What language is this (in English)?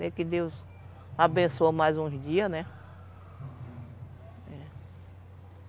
Portuguese